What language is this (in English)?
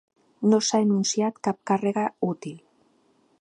Catalan